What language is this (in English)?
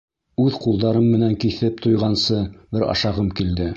Bashkir